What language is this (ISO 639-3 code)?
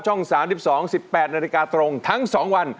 tha